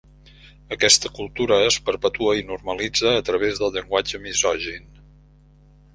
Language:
Catalan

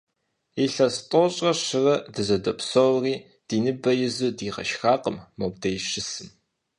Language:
Kabardian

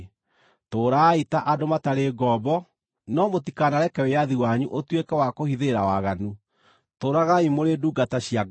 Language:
Kikuyu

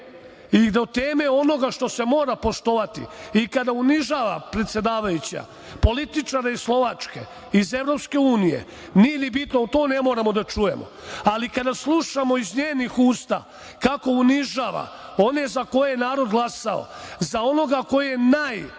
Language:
Serbian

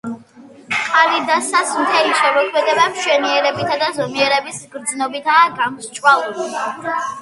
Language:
Georgian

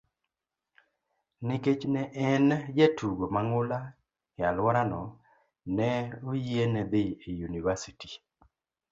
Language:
Luo (Kenya and Tanzania)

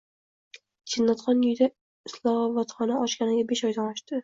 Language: Uzbek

